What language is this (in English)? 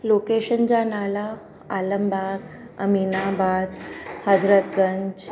Sindhi